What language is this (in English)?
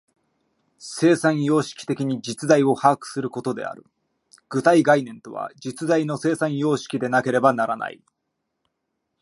Japanese